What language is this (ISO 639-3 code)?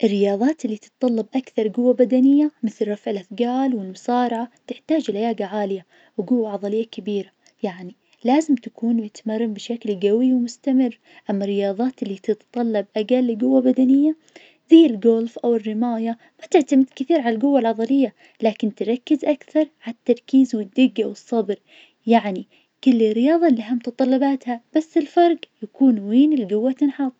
ars